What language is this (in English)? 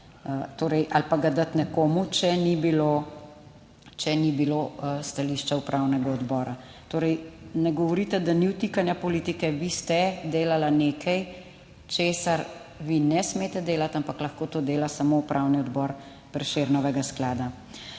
Slovenian